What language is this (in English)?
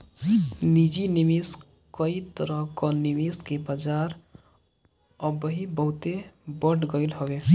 Bhojpuri